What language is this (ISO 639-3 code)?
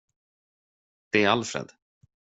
swe